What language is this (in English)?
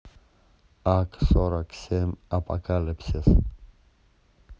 Russian